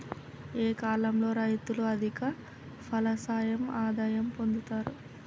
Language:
Telugu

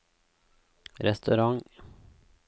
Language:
Norwegian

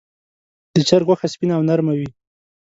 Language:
Pashto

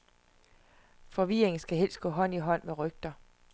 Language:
Danish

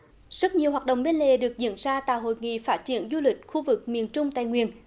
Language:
Vietnamese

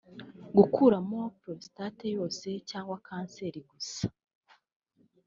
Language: Kinyarwanda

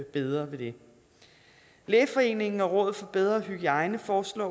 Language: Danish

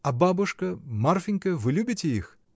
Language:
Russian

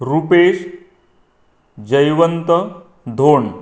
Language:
Konkani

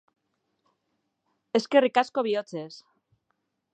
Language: Basque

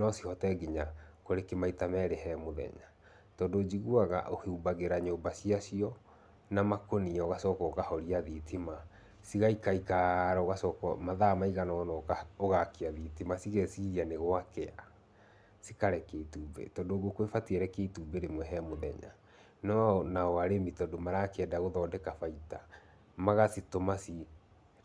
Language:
Kikuyu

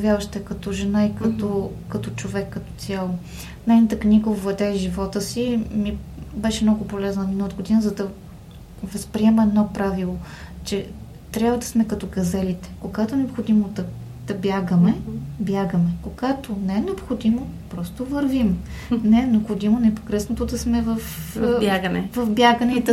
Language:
Bulgarian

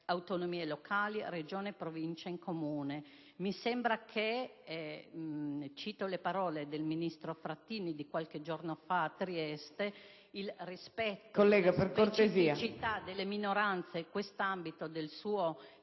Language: Italian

